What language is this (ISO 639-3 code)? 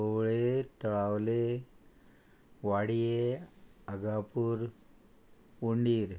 kok